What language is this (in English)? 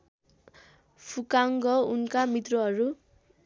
Nepali